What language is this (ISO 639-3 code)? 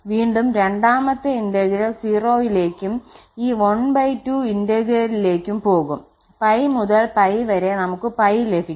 mal